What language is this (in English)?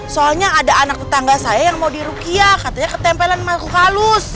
Indonesian